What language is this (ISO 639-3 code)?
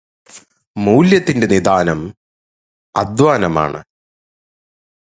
mal